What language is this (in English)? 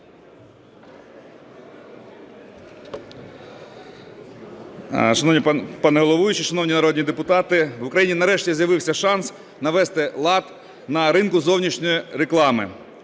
Ukrainian